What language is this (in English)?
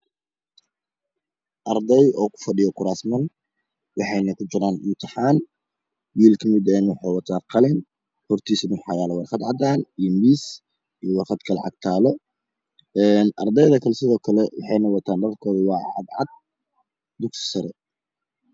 Somali